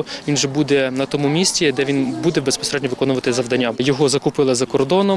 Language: Ukrainian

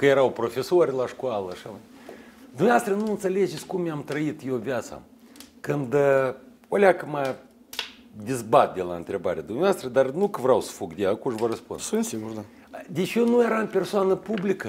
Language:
Russian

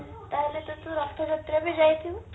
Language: Odia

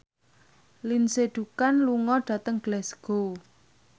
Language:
Javanese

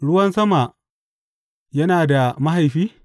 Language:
Hausa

